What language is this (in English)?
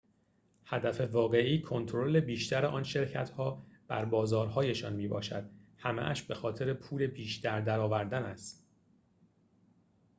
Persian